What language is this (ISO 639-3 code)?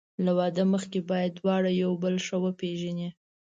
pus